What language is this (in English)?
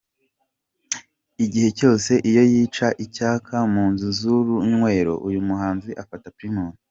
Kinyarwanda